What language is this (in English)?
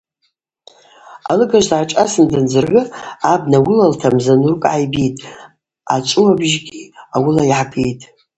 Abaza